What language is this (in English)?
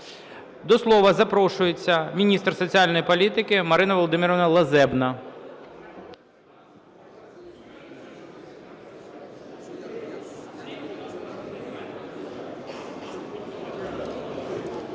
Ukrainian